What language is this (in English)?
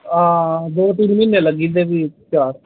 Dogri